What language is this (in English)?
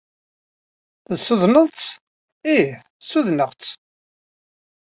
Kabyle